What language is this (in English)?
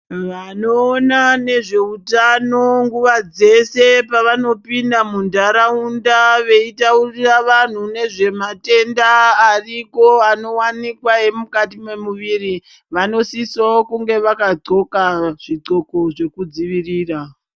Ndau